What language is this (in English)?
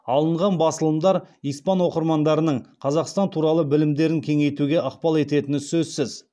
Kazakh